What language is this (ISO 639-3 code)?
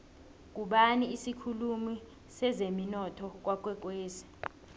nbl